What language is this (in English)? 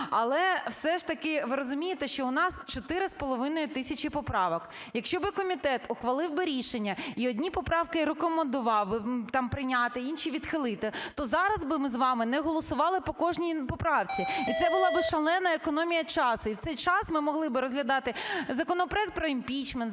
Ukrainian